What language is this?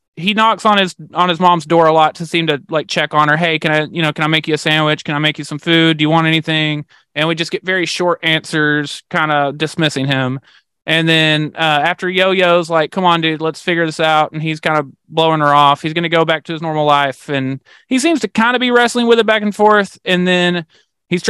English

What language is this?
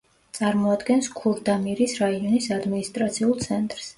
Georgian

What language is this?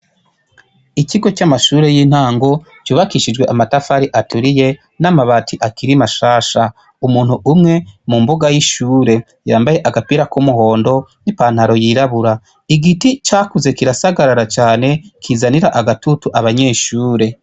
Rundi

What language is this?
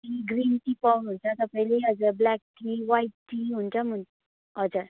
Nepali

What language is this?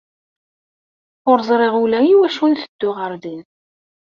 Kabyle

